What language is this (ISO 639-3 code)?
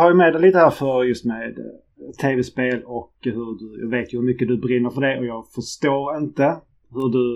swe